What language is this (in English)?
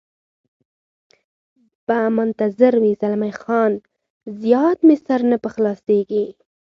Pashto